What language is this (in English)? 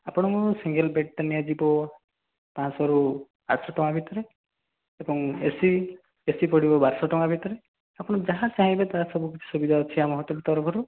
Odia